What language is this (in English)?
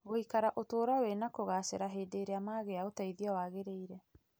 Kikuyu